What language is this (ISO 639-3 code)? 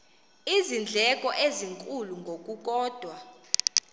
xho